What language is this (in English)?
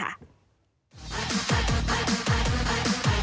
Thai